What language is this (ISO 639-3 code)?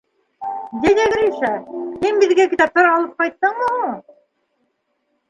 bak